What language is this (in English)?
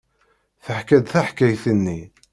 Kabyle